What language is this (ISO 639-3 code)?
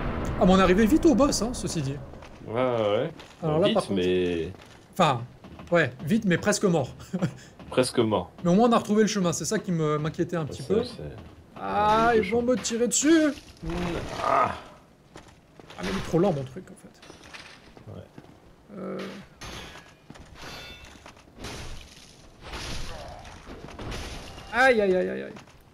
fra